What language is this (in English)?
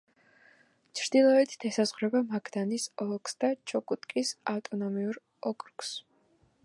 Georgian